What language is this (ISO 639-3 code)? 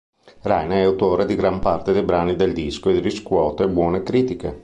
ita